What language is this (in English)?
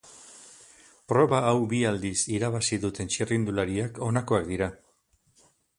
Basque